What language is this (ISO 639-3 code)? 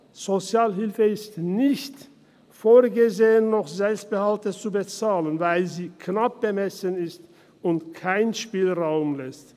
gsw